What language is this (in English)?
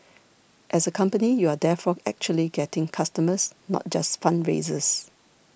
English